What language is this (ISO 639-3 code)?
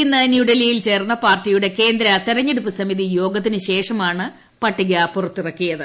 mal